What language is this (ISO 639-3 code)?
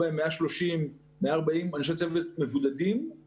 heb